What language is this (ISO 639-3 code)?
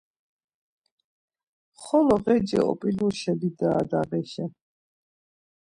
lzz